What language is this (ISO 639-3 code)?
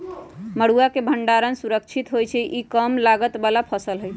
mag